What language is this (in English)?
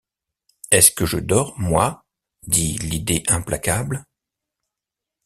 French